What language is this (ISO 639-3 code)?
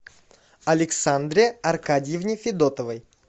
rus